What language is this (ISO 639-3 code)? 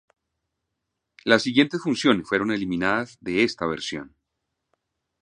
spa